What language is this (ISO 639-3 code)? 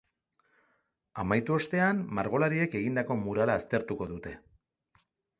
eus